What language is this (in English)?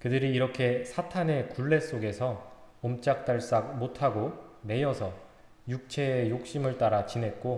Korean